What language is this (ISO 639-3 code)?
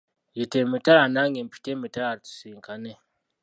lug